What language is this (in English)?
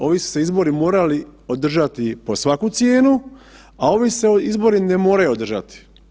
Croatian